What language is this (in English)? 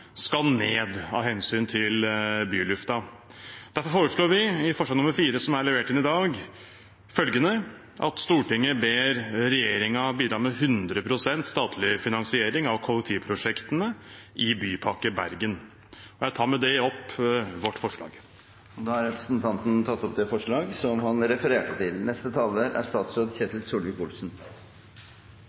Norwegian